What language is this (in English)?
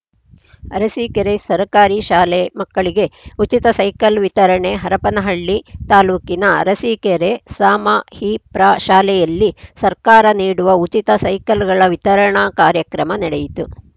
Kannada